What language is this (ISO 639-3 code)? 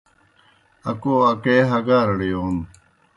plk